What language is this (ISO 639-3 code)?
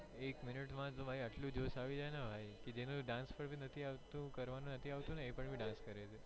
guj